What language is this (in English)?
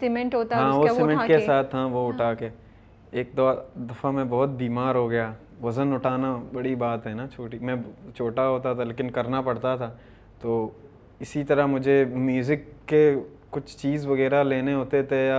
Urdu